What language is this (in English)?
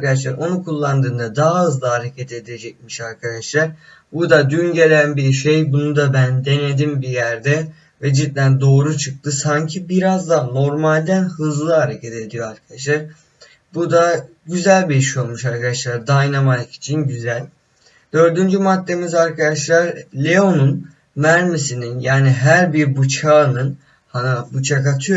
Turkish